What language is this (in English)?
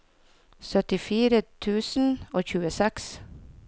Norwegian